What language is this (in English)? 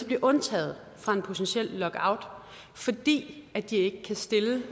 Danish